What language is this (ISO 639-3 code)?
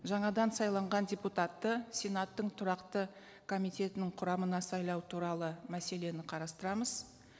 kaz